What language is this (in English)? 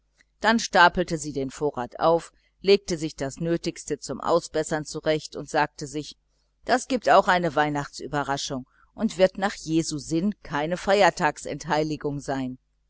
German